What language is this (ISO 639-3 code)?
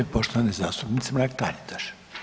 hrv